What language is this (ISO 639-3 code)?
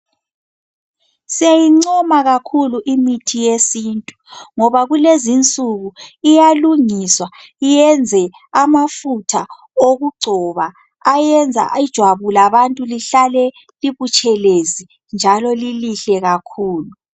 nde